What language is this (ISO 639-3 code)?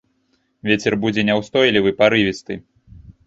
bel